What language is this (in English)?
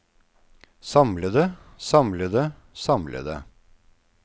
Norwegian